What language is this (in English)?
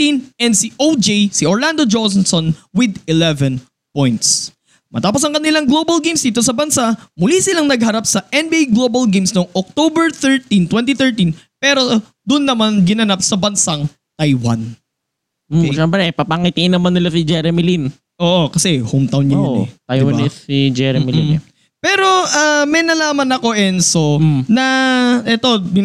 Filipino